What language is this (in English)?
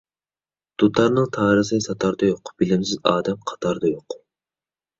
Uyghur